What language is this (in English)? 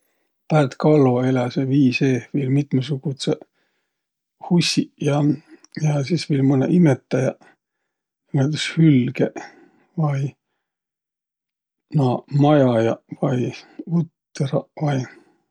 Võro